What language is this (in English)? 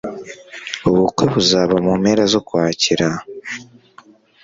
Kinyarwanda